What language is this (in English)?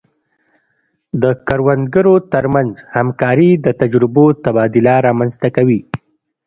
Pashto